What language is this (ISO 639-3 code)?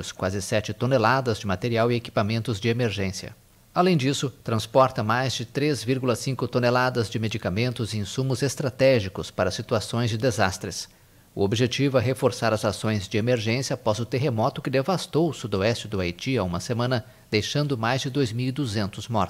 por